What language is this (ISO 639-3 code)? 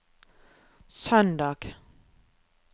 nor